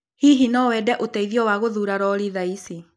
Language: Kikuyu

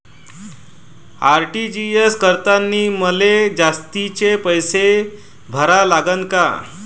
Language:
Marathi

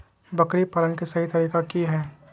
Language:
Magahi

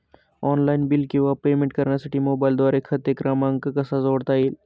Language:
Marathi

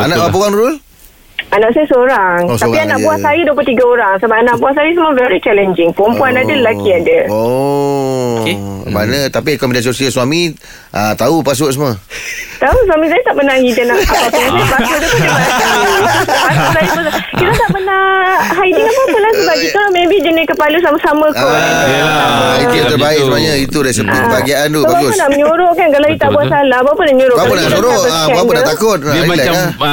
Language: Malay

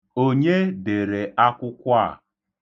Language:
Igbo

